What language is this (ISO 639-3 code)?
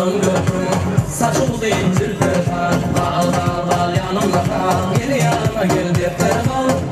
ara